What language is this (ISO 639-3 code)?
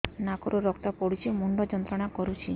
ori